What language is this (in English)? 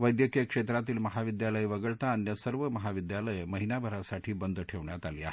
Marathi